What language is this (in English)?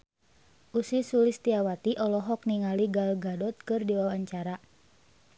Sundanese